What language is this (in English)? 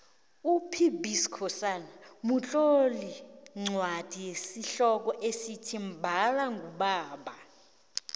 South Ndebele